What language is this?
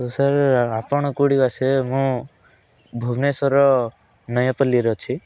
Odia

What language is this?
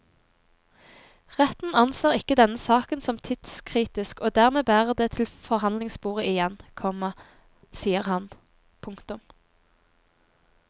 Norwegian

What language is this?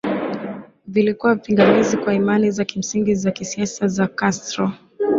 Swahili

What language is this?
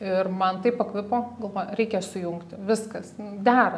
Lithuanian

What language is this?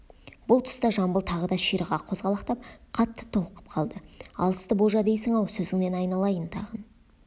Kazakh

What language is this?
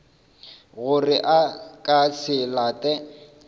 Northern Sotho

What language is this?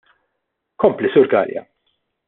Maltese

